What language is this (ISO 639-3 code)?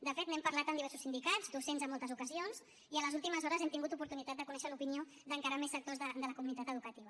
cat